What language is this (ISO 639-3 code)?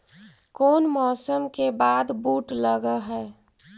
mag